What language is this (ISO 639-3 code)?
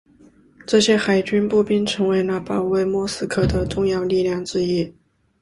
zho